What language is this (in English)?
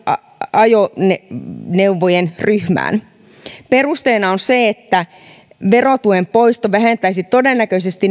Finnish